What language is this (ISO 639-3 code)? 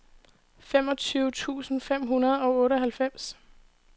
dan